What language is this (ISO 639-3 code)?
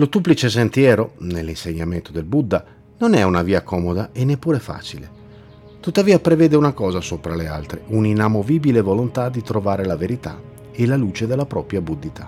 ita